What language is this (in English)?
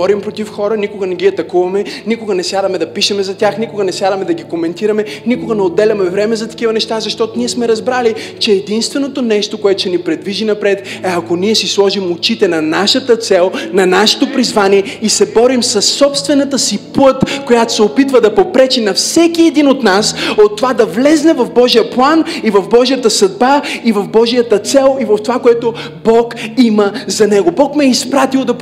Bulgarian